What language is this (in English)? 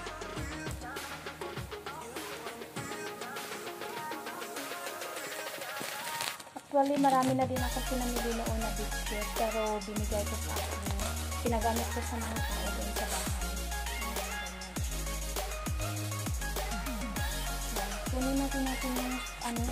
Filipino